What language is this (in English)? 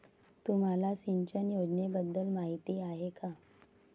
Marathi